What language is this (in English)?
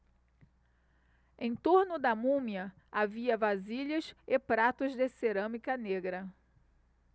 Portuguese